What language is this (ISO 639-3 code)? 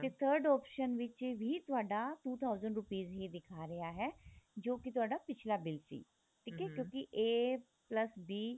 pan